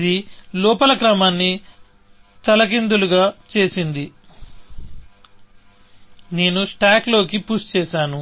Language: Telugu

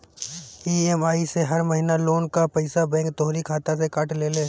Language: Bhojpuri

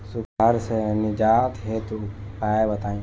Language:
Bhojpuri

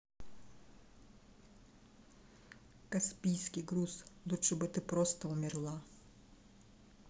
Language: Russian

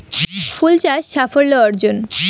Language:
Bangla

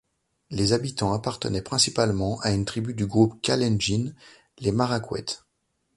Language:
French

